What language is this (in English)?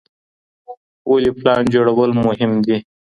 Pashto